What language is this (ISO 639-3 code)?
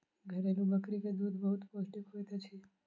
mai